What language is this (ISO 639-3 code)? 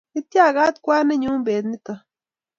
kln